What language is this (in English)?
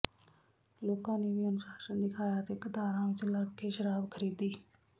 Punjabi